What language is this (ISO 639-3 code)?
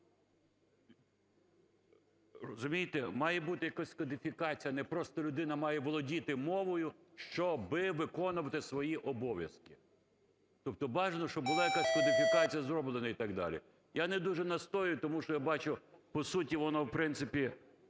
ukr